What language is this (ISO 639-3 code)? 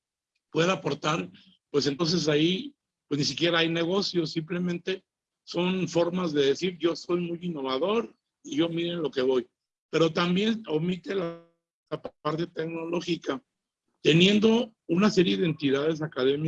spa